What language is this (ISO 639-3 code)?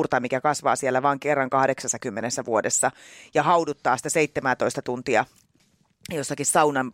fin